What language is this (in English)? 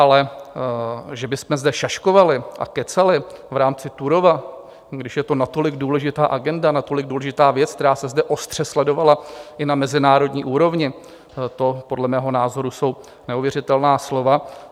Czech